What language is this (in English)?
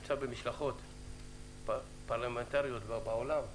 Hebrew